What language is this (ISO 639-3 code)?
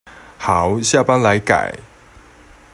zho